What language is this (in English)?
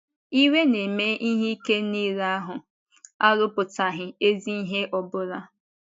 Igbo